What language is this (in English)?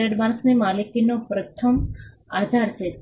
Gujarati